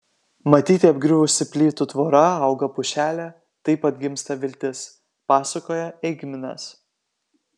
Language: Lithuanian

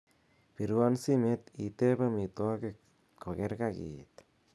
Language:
Kalenjin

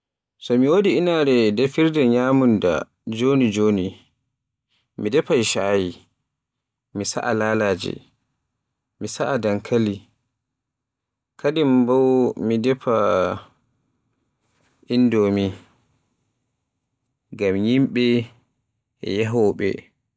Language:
Borgu Fulfulde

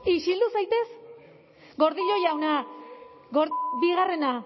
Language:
Basque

